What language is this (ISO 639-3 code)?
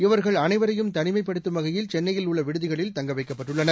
tam